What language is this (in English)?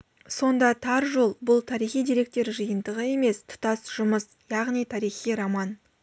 Kazakh